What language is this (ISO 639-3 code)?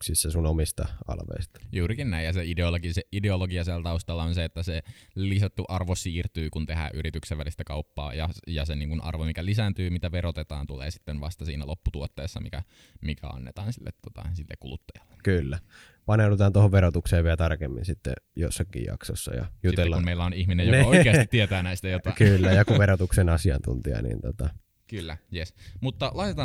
fin